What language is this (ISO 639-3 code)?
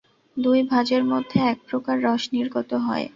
ben